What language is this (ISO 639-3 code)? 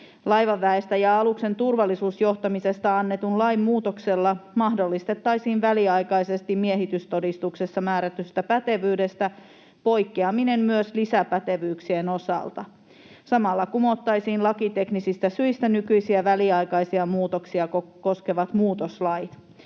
fin